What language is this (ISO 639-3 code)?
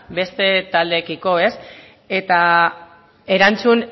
eus